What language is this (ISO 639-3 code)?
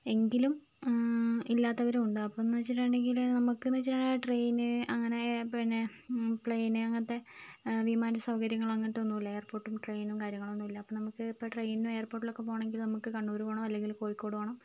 mal